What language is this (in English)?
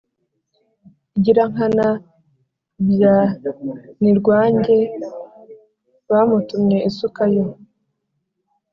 Kinyarwanda